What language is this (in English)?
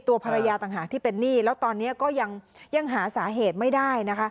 Thai